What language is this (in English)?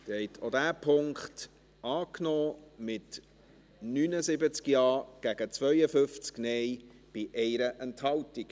Swiss German